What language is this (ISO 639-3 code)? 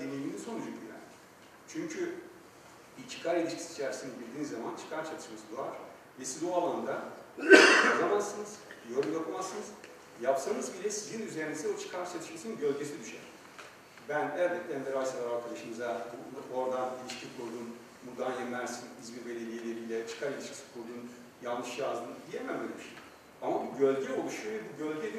tur